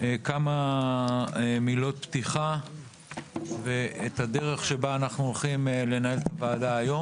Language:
Hebrew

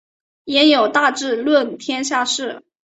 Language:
Chinese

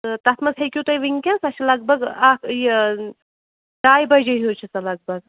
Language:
Kashmiri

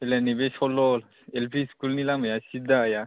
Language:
Bodo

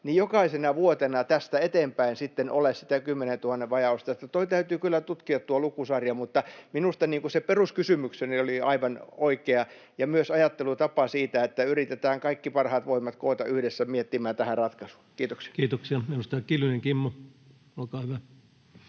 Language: Finnish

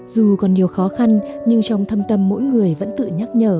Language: Vietnamese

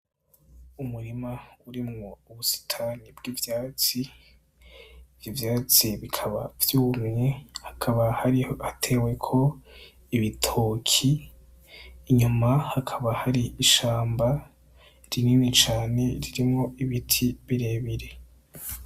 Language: Rundi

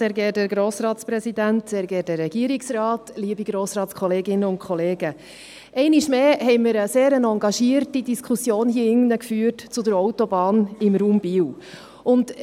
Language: Swiss German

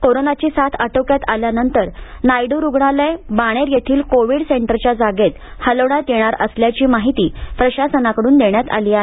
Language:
Marathi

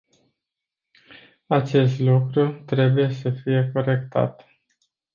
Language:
Romanian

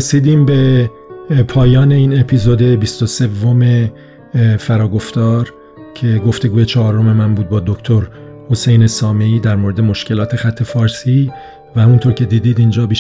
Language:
Persian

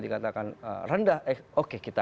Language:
Indonesian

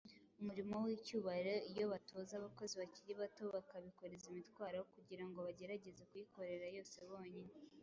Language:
Kinyarwanda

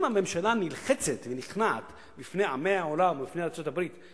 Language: Hebrew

